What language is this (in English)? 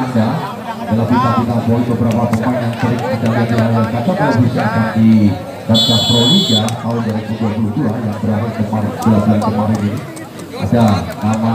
Indonesian